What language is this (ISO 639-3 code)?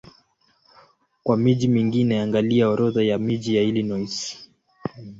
swa